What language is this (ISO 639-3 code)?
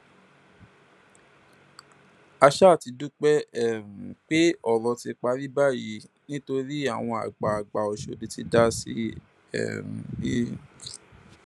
yor